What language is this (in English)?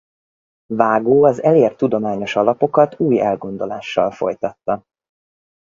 Hungarian